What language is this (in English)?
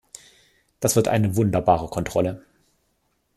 German